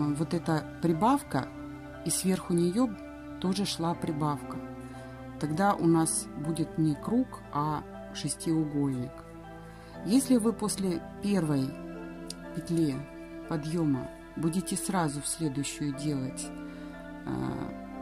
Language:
Russian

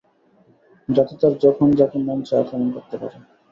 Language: Bangla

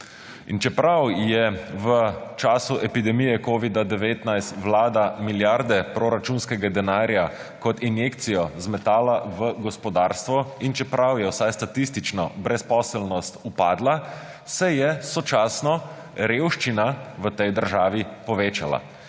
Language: Slovenian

